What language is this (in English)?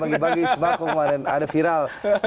Indonesian